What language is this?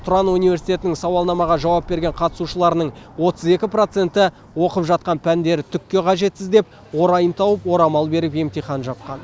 Kazakh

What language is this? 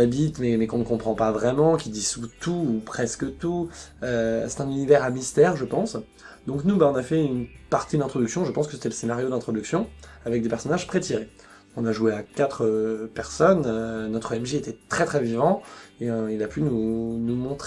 French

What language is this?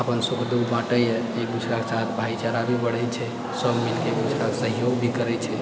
Maithili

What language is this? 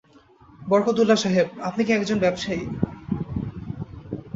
Bangla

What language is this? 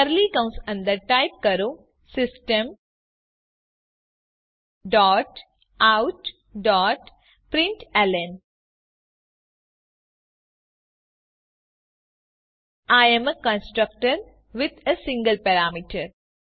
Gujarati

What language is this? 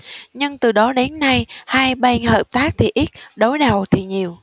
Vietnamese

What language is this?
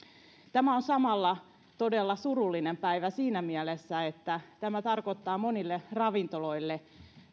Finnish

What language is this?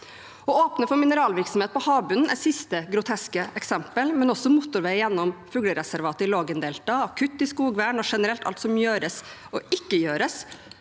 Norwegian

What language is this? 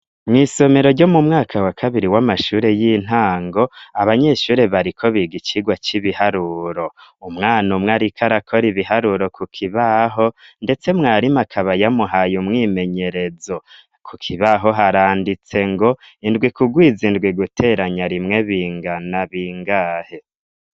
Rundi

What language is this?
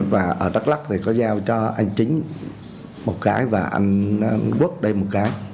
Vietnamese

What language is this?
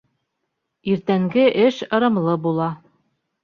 Bashkir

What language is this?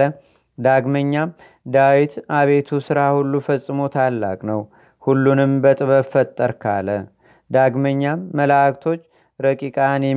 Amharic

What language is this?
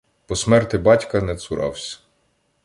Ukrainian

